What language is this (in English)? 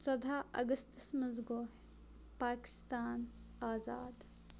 Kashmiri